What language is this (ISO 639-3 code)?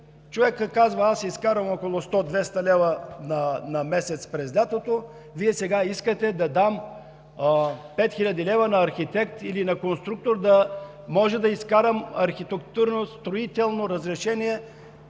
bul